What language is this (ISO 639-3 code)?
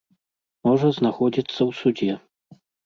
bel